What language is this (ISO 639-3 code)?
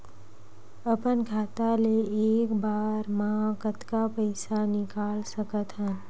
hne